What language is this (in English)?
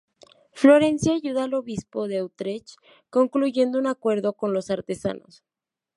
Spanish